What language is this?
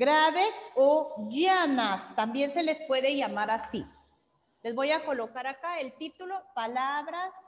Spanish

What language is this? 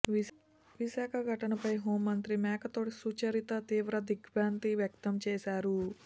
Telugu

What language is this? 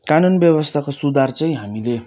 Nepali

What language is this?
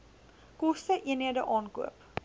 Afrikaans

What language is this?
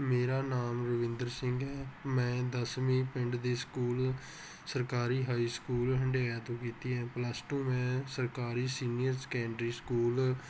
Punjabi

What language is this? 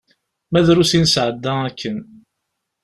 Kabyle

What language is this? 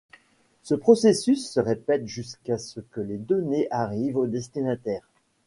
French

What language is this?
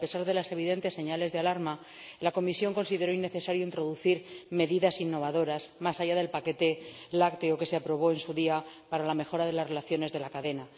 Spanish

